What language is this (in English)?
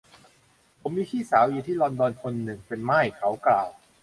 Thai